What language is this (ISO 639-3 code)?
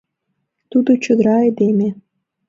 chm